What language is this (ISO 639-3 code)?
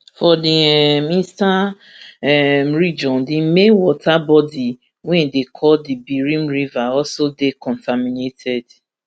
pcm